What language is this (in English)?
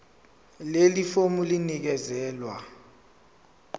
Zulu